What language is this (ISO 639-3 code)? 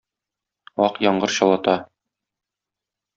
tat